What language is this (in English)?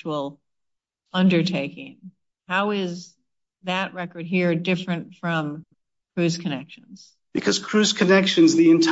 English